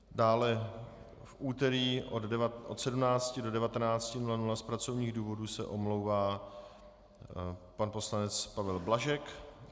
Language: Czech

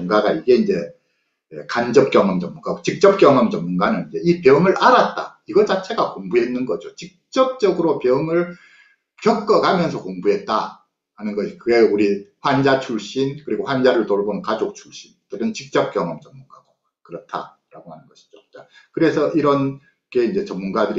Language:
Korean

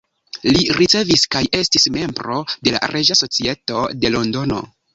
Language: Esperanto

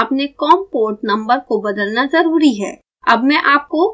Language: Hindi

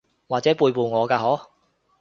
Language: Cantonese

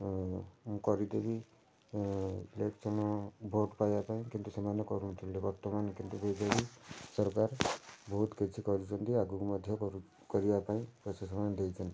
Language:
Odia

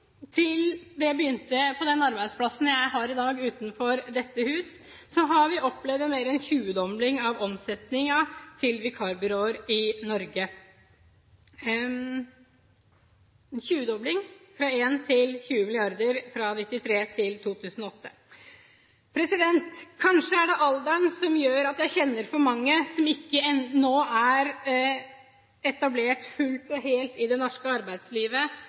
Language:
Norwegian Bokmål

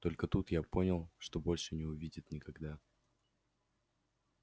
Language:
Russian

